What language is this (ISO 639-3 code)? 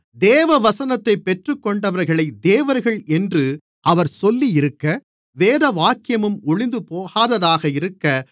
tam